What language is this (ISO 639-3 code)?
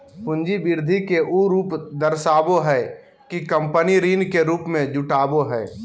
mag